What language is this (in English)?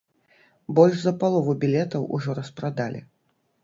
Belarusian